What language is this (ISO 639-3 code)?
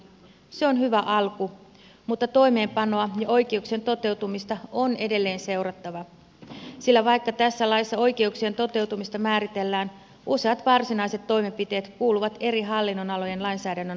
fin